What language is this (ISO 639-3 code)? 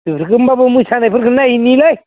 brx